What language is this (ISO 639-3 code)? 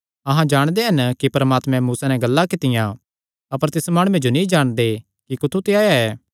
xnr